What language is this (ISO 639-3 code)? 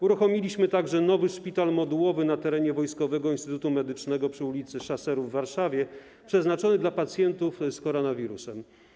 pol